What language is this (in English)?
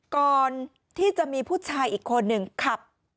Thai